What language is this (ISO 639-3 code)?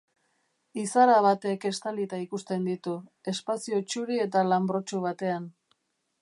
eus